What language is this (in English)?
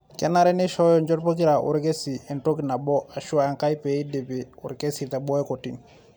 Masai